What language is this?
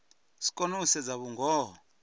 Venda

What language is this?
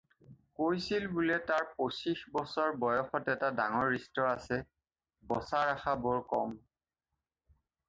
Assamese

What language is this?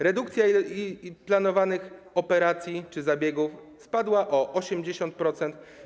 Polish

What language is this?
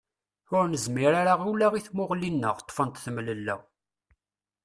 Kabyle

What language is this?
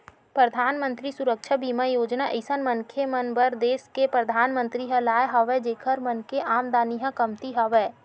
Chhattisgarhi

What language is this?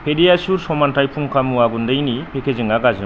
Bodo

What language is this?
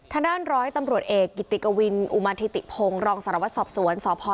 Thai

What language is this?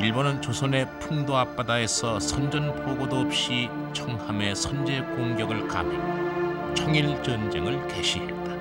Korean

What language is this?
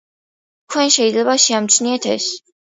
Georgian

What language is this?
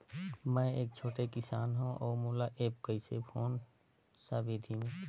Chhattisgarhi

